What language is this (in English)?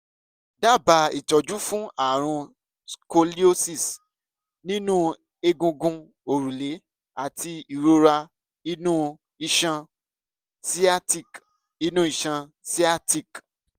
Yoruba